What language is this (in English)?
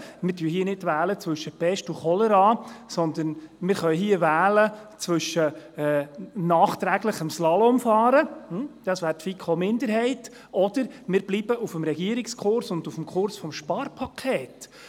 Swiss German